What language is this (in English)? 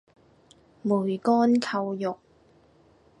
Cantonese